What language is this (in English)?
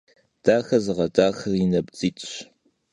Kabardian